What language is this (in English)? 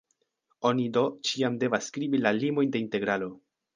Esperanto